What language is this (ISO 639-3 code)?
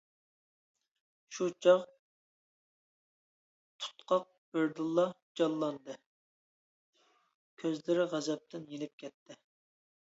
uig